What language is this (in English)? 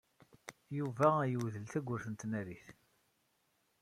Kabyle